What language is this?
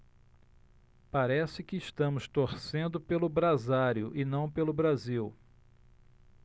Portuguese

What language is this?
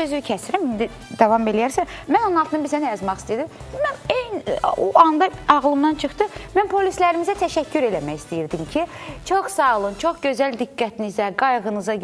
Turkish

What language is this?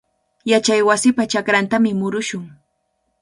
Cajatambo North Lima Quechua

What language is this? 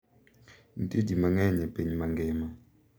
Luo (Kenya and Tanzania)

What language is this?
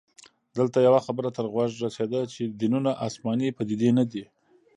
Pashto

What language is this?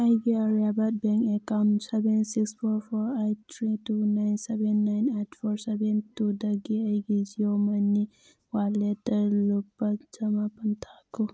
Manipuri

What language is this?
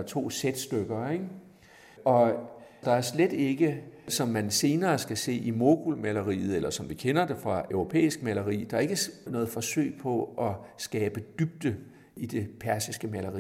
Danish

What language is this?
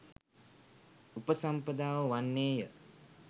Sinhala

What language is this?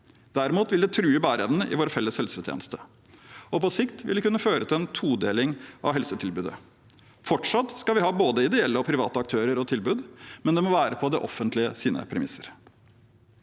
Norwegian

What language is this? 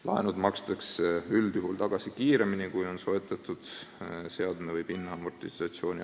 Estonian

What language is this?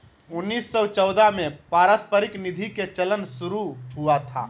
Magahi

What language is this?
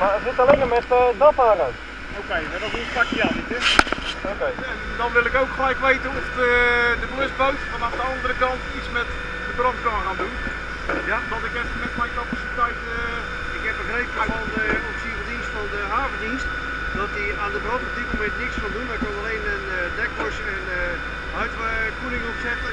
Dutch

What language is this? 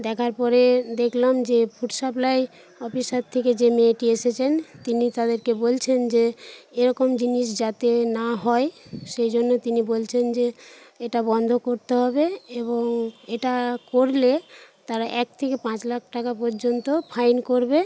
Bangla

